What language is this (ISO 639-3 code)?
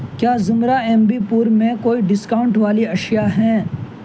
urd